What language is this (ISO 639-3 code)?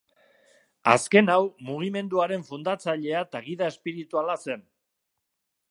eus